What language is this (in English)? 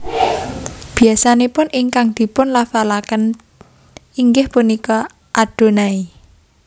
Javanese